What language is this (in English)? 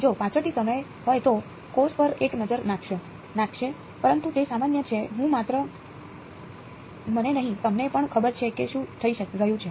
Gujarati